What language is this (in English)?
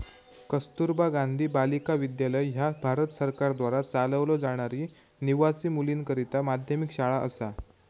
Marathi